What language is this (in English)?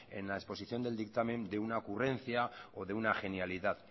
Spanish